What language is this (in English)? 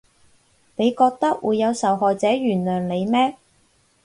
Cantonese